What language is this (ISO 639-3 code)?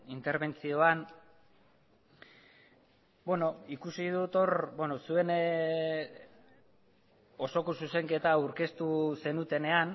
eus